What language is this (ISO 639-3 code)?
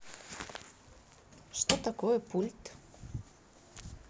rus